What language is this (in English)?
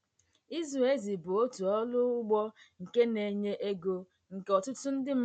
Igbo